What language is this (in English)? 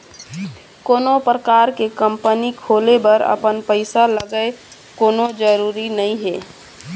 Chhattisgarhi